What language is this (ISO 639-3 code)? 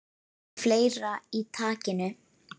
isl